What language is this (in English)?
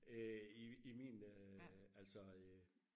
Danish